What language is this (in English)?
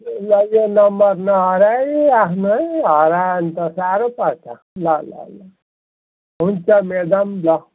Nepali